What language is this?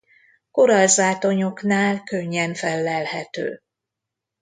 Hungarian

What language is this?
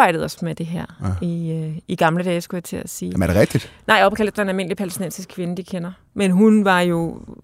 Danish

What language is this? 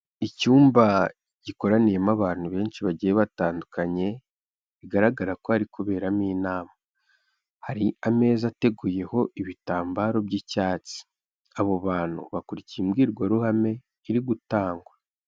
Kinyarwanda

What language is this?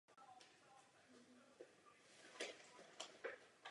Czech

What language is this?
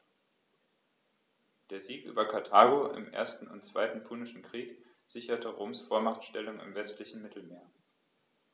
German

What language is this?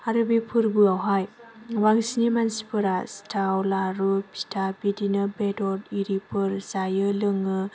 Bodo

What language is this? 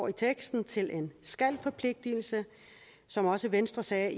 Danish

